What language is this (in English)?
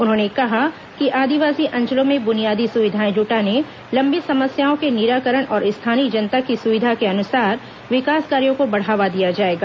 Hindi